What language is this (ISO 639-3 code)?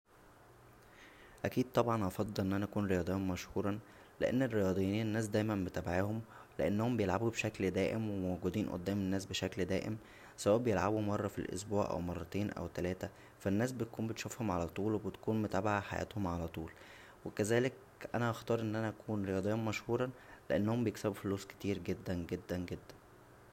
arz